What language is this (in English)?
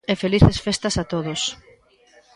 Galician